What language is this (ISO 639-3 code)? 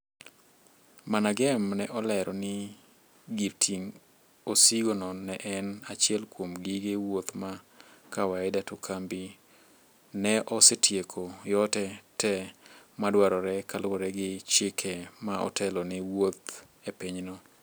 luo